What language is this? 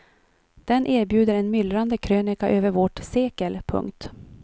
Swedish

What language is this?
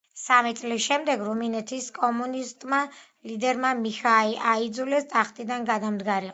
Georgian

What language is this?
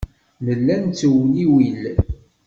Kabyle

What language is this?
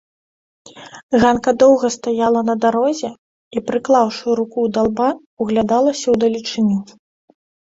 Belarusian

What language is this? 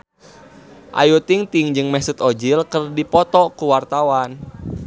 Sundanese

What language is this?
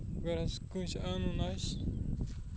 Kashmiri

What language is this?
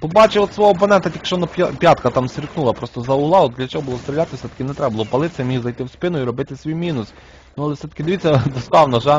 Ukrainian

